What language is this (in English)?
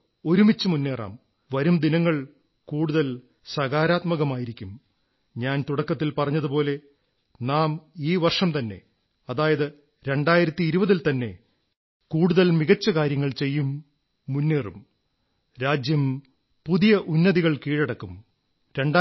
Malayalam